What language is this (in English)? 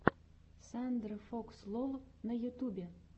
Russian